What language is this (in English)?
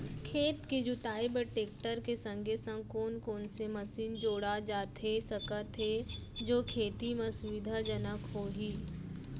Chhattisgarhi